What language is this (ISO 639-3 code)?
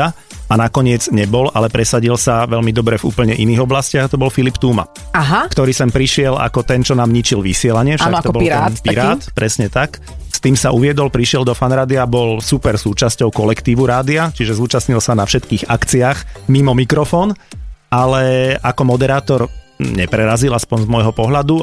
slk